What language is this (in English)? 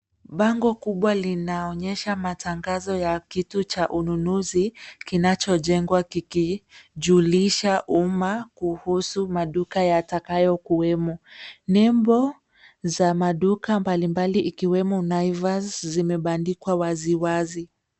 Swahili